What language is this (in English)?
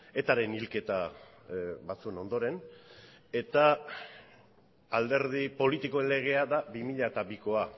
Basque